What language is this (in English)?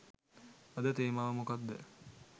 Sinhala